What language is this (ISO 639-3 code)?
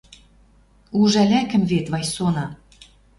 mrj